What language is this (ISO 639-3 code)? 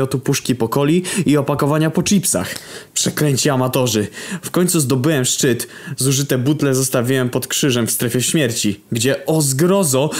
pol